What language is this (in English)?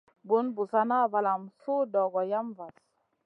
Masana